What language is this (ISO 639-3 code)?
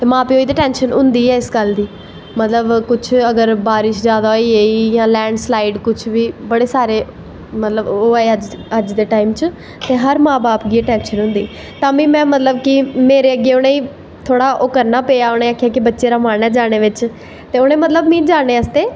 doi